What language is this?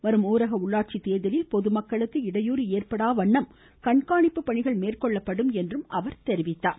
Tamil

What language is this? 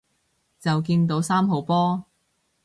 Cantonese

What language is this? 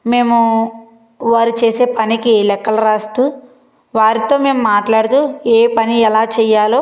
Telugu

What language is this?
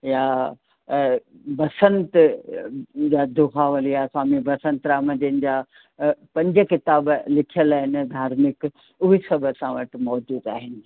Sindhi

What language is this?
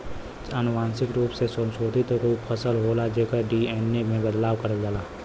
Bhojpuri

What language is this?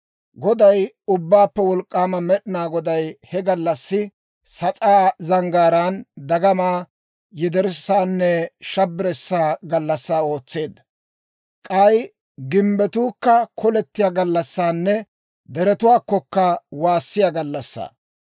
Dawro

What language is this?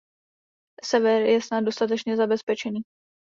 Czech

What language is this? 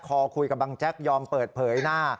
Thai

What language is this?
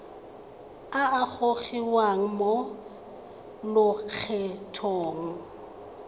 Tswana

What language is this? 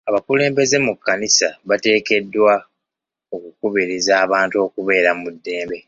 Ganda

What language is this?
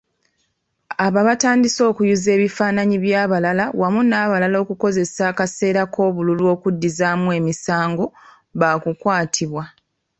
Ganda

